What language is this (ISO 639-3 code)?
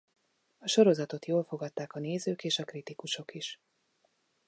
hun